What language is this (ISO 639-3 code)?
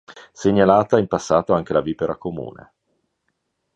ita